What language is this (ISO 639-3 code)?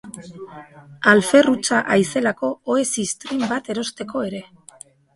eus